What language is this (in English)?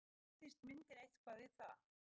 Icelandic